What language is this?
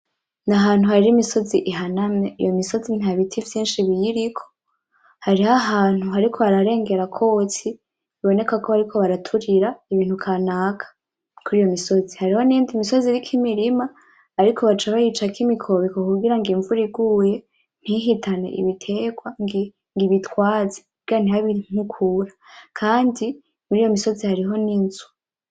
Rundi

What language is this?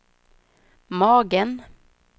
Swedish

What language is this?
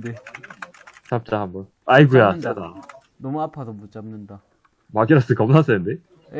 Korean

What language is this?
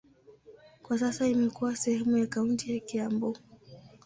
Swahili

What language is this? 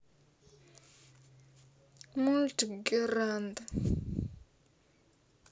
Russian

